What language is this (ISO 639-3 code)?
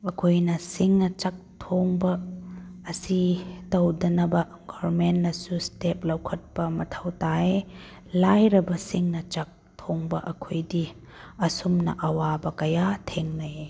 mni